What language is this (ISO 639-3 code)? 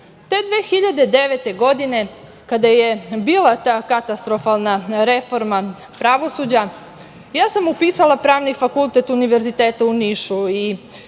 srp